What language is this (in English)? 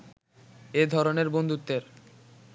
Bangla